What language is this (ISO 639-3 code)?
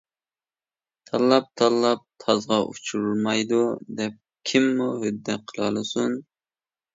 uig